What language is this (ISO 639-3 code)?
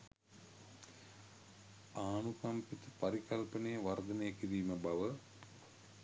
sin